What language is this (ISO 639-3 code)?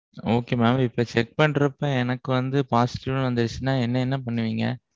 tam